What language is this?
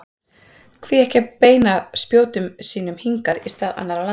Icelandic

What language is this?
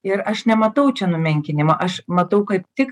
Lithuanian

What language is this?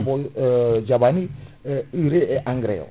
Fula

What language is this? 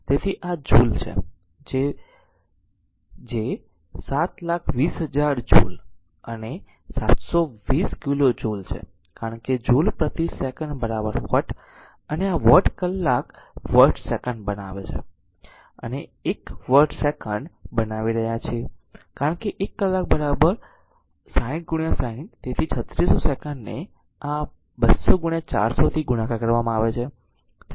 Gujarati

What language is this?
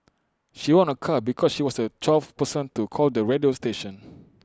English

